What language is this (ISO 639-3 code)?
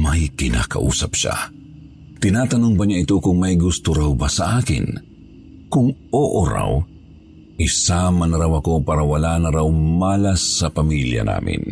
fil